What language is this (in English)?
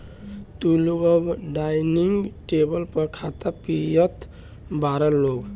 Bhojpuri